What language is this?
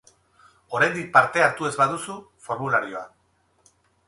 Basque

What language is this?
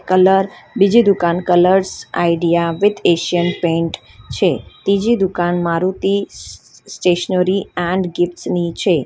Gujarati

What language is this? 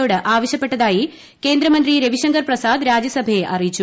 Malayalam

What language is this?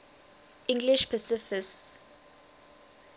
English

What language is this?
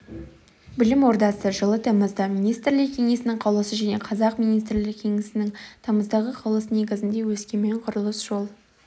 Kazakh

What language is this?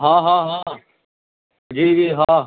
Urdu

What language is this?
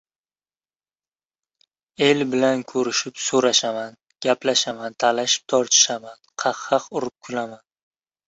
Uzbek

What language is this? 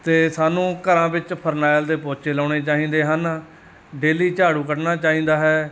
Punjabi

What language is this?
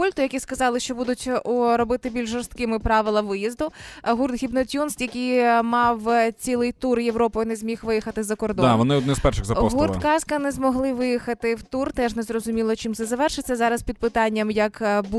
Ukrainian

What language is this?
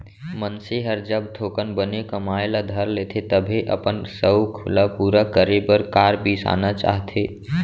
Chhattisgarhi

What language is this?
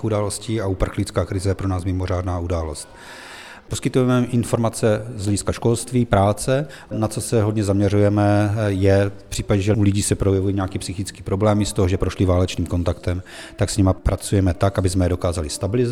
Czech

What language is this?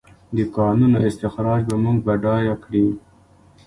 Pashto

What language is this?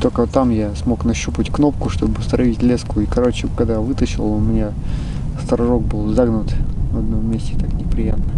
Russian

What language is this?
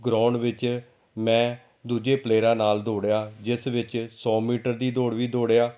Punjabi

